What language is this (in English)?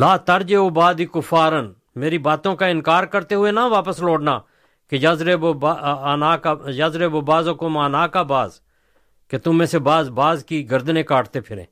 Urdu